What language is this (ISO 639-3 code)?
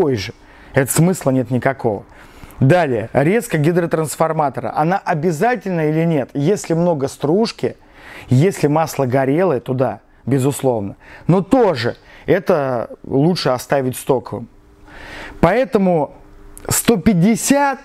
rus